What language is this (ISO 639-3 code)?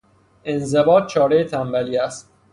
fas